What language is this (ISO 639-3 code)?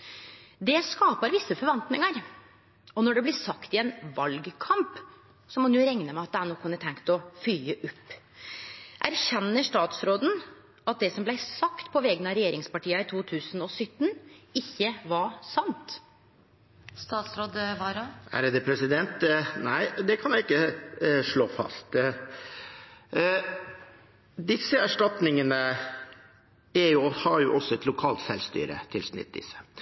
nor